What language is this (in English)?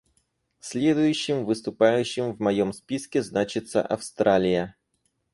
Russian